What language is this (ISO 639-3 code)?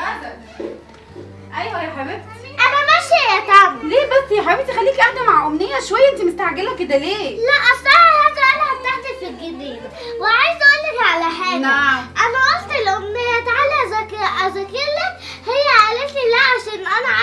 ara